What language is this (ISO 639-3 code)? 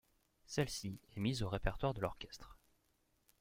fra